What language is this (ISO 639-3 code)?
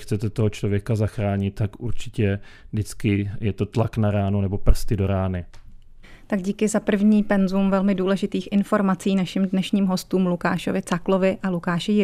ces